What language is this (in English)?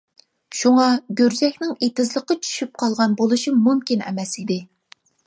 Uyghur